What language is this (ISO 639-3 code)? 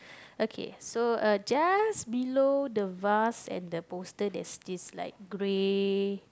eng